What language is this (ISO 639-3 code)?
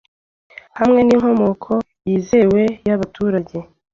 kin